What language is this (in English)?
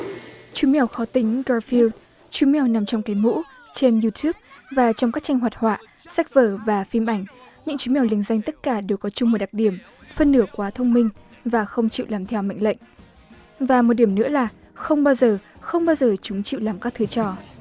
Vietnamese